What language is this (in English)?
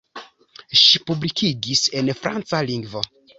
Esperanto